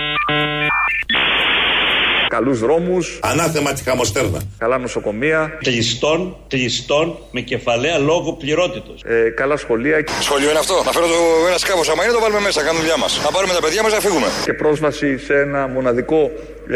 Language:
Greek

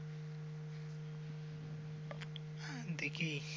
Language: Bangla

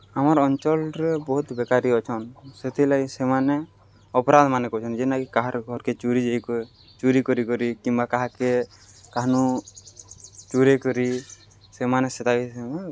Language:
Odia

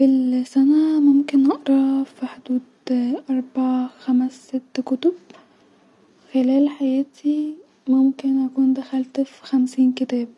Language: Egyptian Arabic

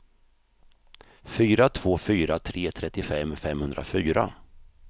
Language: Swedish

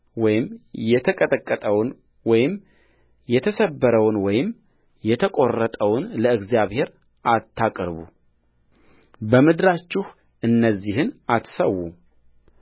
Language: Amharic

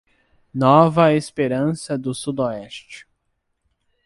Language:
Portuguese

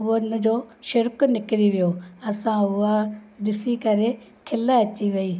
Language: Sindhi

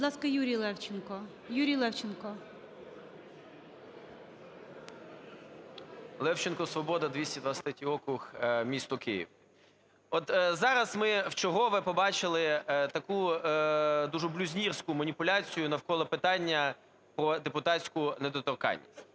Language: Ukrainian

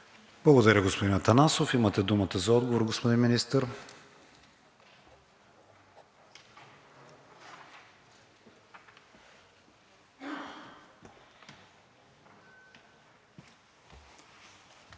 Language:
Bulgarian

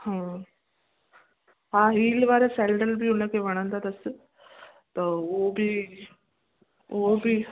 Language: Sindhi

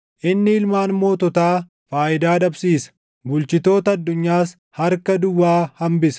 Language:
Oromo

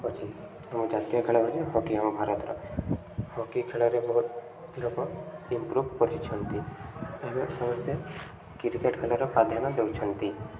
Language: Odia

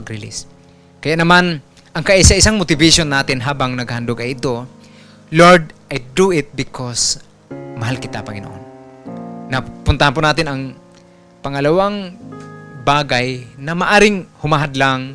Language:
Filipino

